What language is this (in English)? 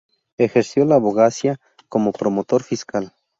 Spanish